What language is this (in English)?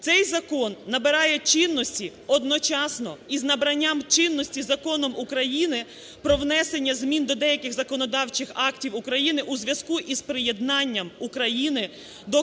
Ukrainian